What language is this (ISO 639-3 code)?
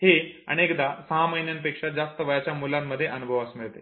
mar